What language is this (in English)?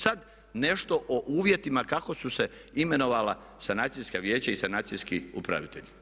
Croatian